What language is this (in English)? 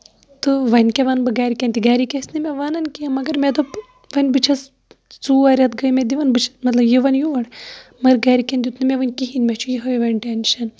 Kashmiri